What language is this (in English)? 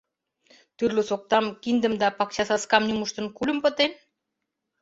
Mari